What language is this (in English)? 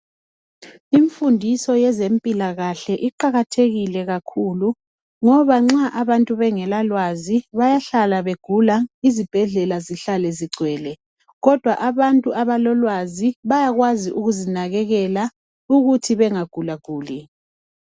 North Ndebele